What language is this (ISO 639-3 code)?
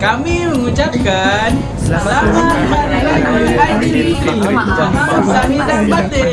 msa